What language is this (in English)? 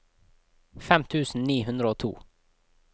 Norwegian